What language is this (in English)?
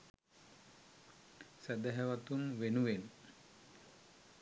Sinhala